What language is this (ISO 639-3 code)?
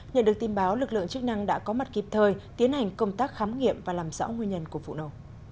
vie